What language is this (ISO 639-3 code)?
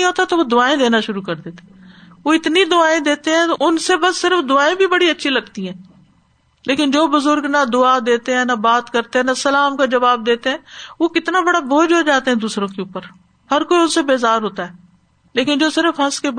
urd